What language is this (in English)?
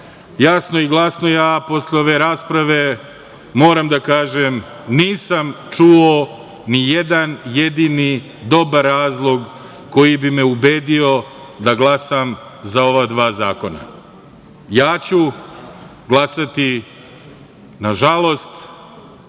Serbian